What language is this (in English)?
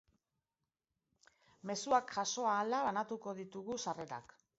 Basque